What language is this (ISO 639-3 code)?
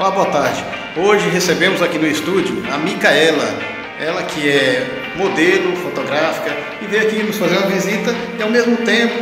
por